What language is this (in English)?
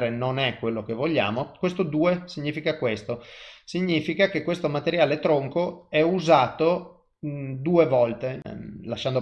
Italian